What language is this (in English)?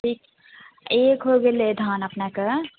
Maithili